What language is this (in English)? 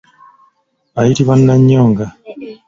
Ganda